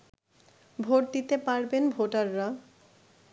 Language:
Bangla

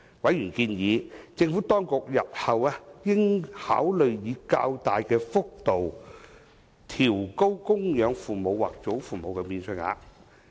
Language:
Cantonese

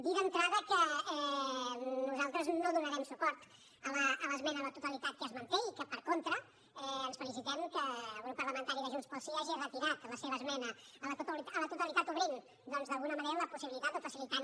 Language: Catalan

